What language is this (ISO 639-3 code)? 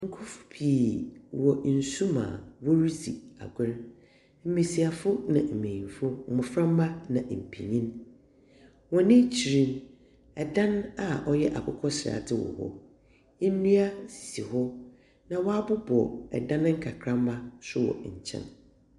aka